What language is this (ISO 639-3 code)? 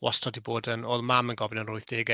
cym